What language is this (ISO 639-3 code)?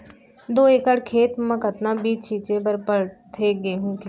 hne